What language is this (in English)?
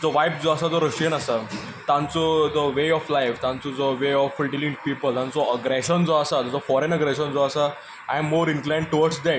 Konkani